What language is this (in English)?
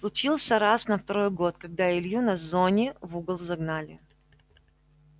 Russian